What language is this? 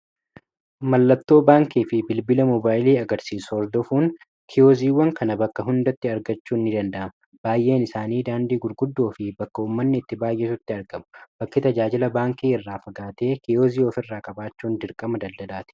Oromo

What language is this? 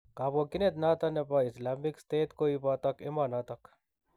Kalenjin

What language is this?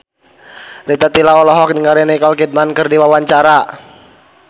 Sundanese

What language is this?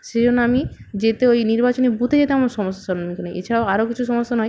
Bangla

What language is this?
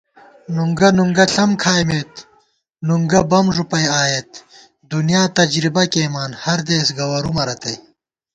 Gawar-Bati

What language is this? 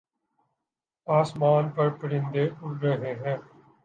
Urdu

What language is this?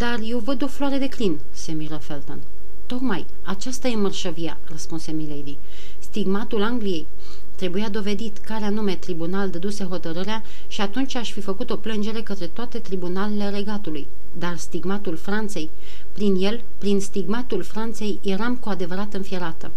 Romanian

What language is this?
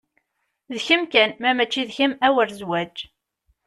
Kabyle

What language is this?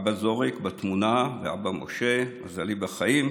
Hebrew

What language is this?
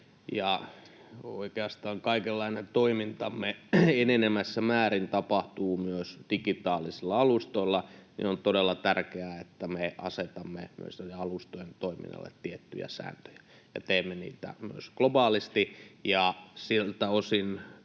Finnish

